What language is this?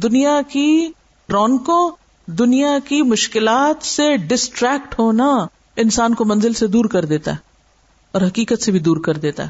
Urdu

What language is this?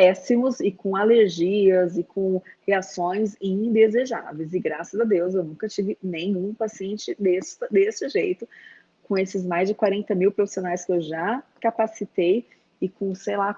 Portuguese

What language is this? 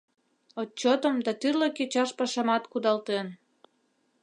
Mari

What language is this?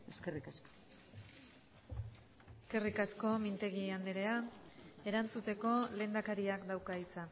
Basque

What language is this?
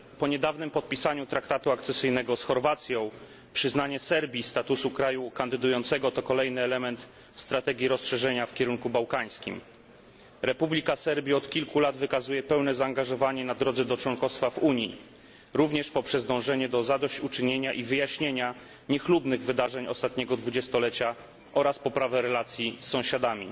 Polish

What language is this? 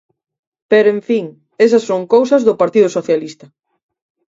Galician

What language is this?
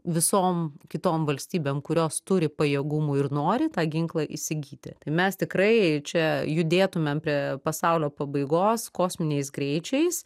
Lithuanian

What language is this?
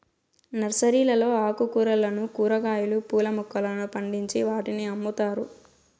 Telugu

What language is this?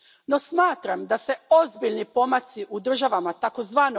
Croatian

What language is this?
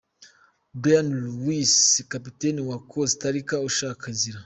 Kinyarwanda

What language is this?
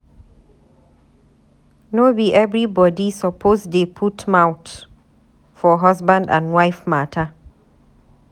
Nigerian Pidgin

